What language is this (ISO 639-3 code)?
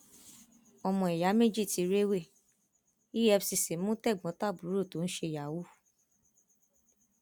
yor